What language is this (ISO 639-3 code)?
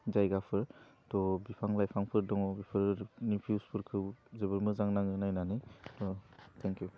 brx